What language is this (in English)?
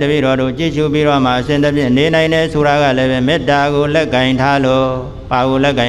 Indonesian